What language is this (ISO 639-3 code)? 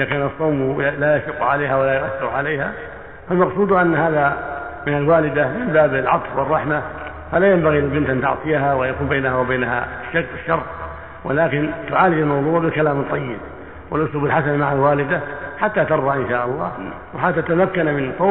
ara